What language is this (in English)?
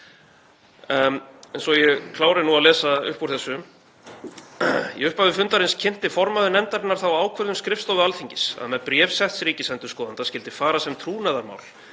Icelandic